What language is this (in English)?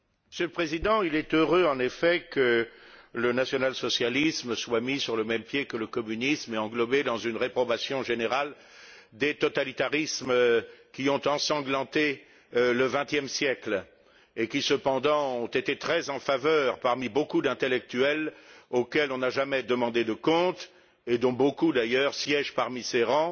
French